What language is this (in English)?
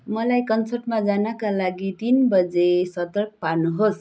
Nepali